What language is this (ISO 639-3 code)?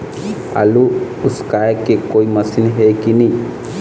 hne